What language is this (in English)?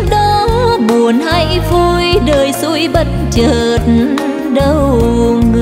Vietnamese